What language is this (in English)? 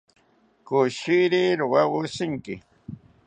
South Ucayali Ashéninka